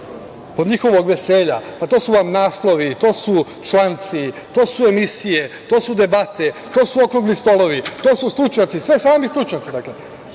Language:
Serbian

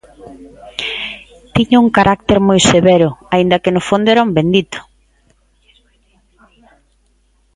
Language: Galician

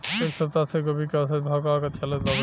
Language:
Bhojpuri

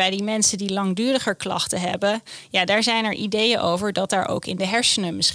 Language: Dutch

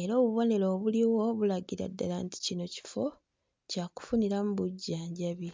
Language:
Ganda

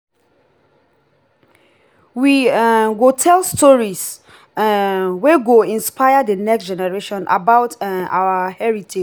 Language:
Nigerian Pidgin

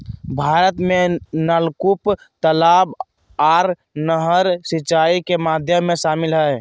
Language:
Magahi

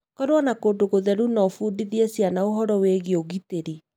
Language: Kikuyu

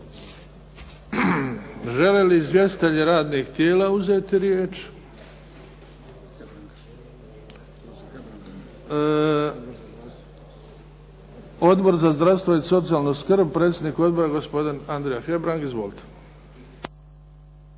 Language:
Croatian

